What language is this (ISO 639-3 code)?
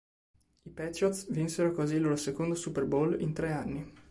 ita